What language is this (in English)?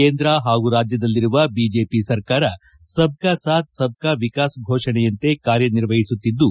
Kannada